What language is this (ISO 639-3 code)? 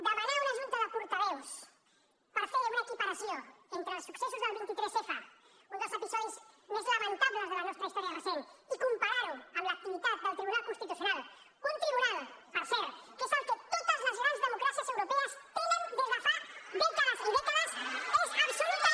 cat